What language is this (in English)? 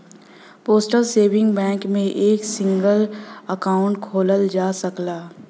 Bhojpuri